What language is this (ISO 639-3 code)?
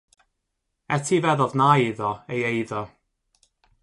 cym